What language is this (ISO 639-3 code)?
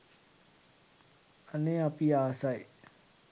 sin